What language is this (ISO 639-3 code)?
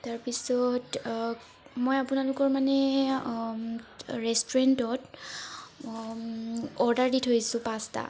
asm